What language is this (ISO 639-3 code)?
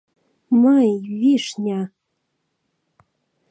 chm